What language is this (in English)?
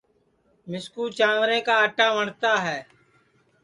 Sansi